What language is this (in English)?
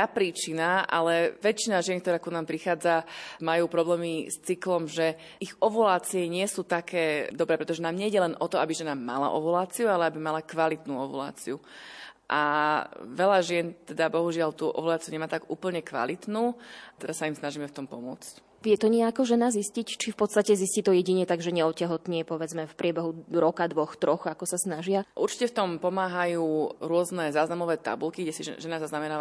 Slovak